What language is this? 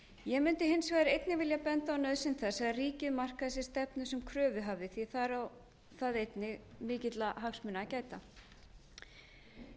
Icelandic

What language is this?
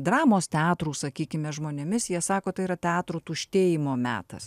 Lithuanian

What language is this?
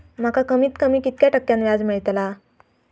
Marathi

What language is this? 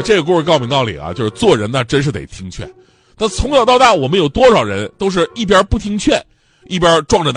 Chinese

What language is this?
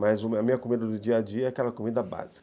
Portuguese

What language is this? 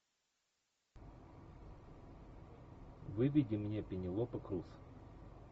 Russian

